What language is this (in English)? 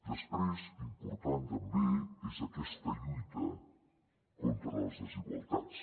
Catalan